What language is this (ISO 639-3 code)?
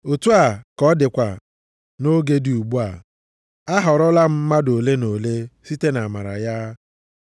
ibo